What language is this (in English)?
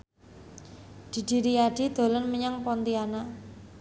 Javanese